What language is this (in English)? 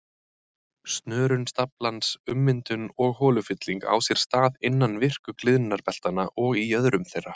Icelandic